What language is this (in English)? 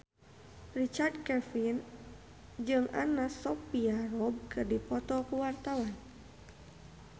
Sundanese